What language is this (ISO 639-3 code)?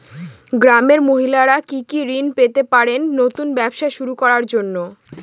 ben